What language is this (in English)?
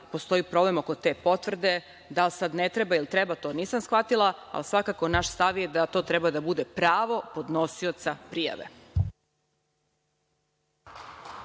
Serbian